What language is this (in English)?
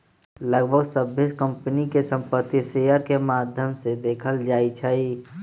Magahi